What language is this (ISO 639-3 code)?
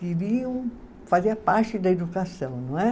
por